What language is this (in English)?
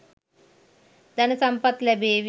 Sinhala